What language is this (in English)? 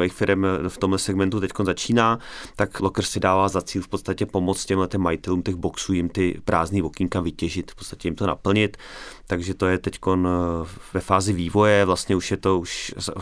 Czech